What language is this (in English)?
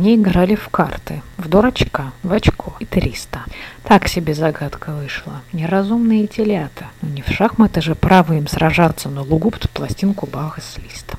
Russian